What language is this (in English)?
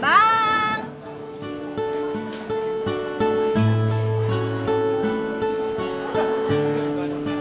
Indonesian